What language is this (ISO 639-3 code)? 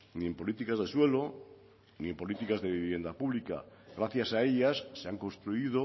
spa